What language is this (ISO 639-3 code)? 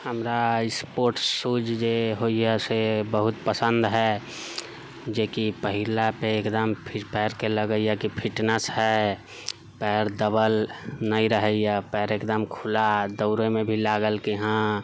mai